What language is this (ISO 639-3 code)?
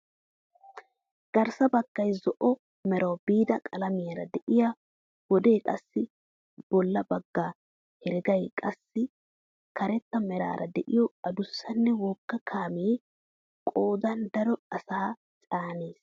wal